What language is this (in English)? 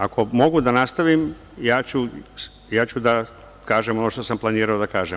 Serbian